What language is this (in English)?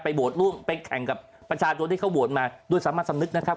Thai